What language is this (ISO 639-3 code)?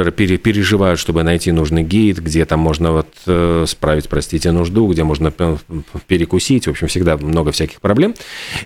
rus